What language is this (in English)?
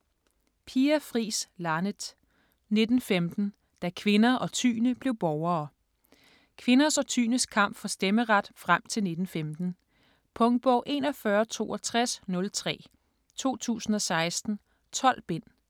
Danish